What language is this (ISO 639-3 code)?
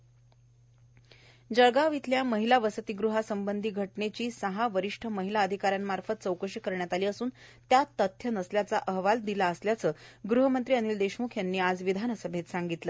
mar